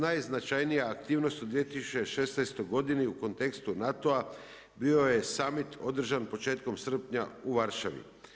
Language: Croatian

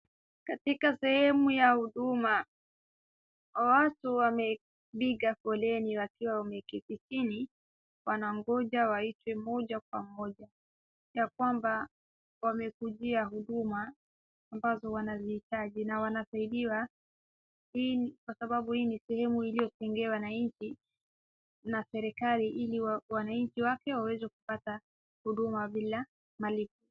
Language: Swahili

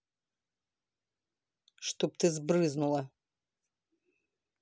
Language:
Russian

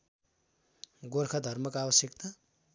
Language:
Nepali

